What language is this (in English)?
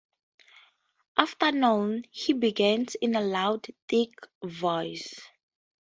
English